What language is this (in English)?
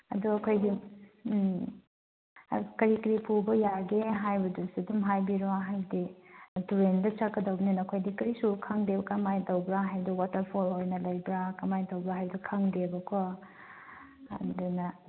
Manipuri